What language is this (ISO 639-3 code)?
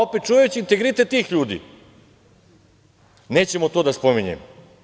srp